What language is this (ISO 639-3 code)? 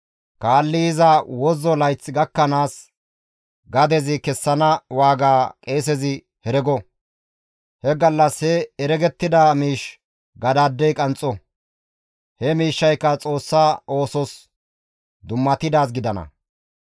gmv